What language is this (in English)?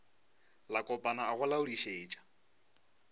Northern Sotho